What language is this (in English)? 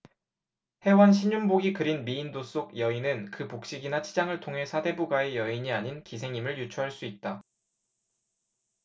Korean